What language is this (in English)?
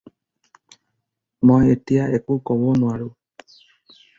Assamese